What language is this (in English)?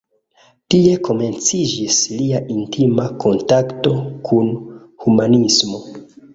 Esperanto